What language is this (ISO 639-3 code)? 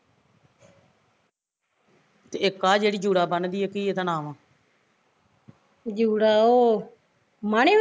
pan